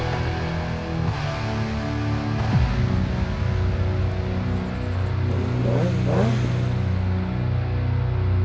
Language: Indonesian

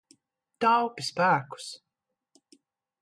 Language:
Latvian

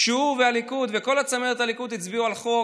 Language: Hebrew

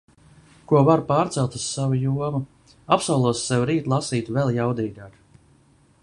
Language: Latvian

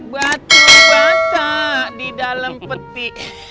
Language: Indonesian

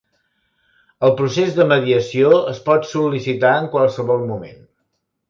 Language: Catalan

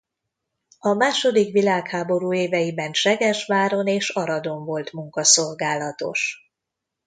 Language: Hungarian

